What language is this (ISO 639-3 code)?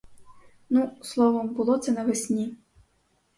ukr